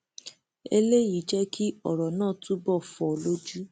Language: Yoruba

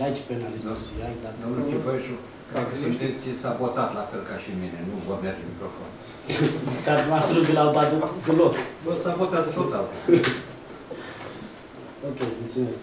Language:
Romanian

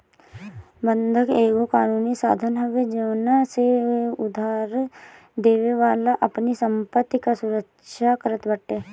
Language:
Bhojpuri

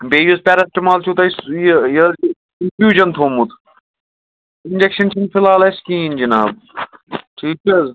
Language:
Kashmiri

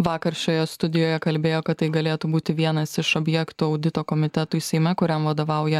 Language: Lithuanian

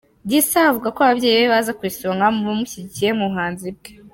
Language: Kinyarwanda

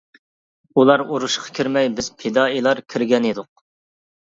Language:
Uyghur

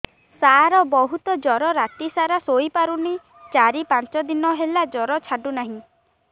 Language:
Odia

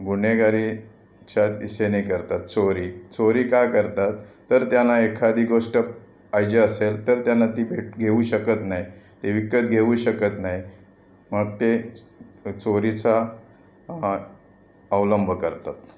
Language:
Marathi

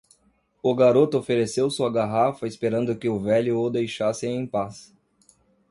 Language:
Portuguese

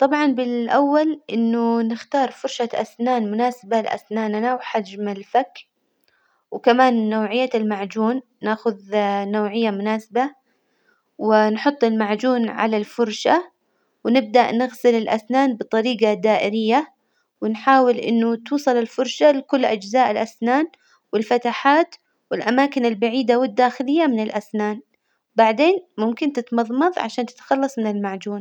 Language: Hijazi Arabic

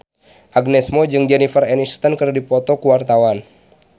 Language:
Sundanese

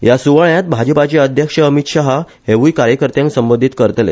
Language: Konkani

